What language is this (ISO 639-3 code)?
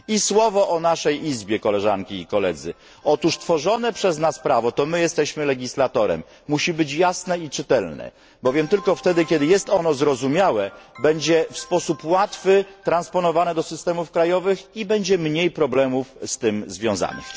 pol